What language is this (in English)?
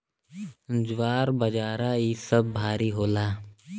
Bhojpuri